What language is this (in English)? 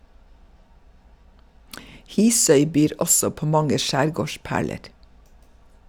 Norwegian